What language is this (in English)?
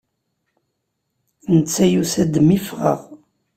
Kabyle